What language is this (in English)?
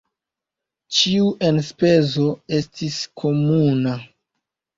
Esperanto